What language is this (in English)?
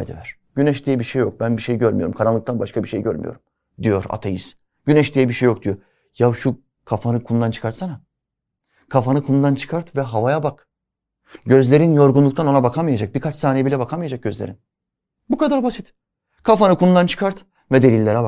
Turkish